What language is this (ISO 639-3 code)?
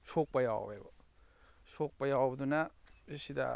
mni